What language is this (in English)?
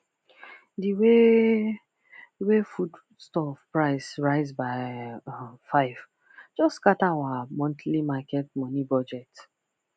Nigerian Pidgin